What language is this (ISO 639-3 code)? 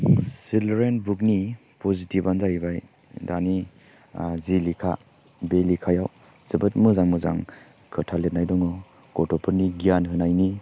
brx